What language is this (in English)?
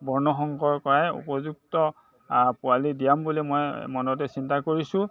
Assamese